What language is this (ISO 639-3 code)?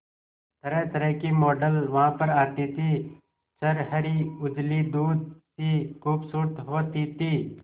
hin